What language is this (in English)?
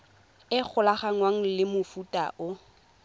Tswana